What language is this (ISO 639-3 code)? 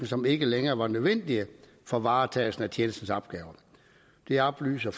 dan